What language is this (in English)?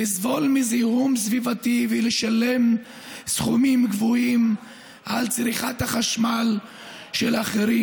Hebrew